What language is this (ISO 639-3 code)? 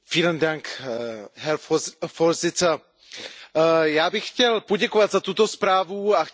ces